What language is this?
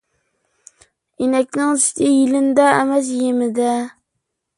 Uyghur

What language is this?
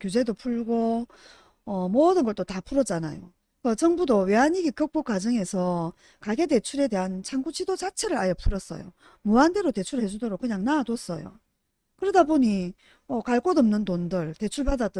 Korean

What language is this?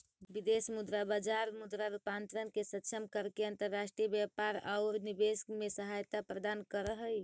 Magahi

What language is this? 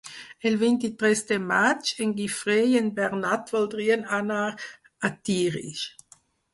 Catalan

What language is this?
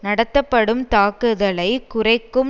Tamil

